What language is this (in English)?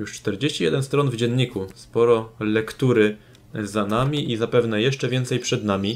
Polish